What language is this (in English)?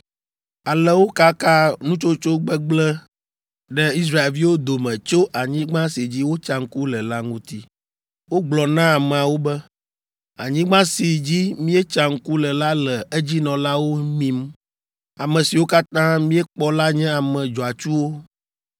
Ewe